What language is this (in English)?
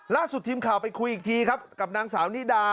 Thai